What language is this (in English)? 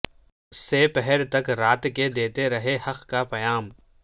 Urdu